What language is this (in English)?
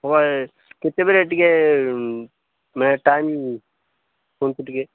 Odia